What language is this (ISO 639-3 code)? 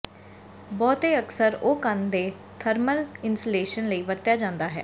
pan